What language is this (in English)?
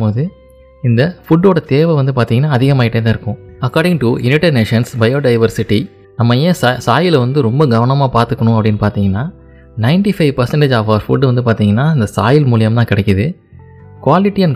Tamil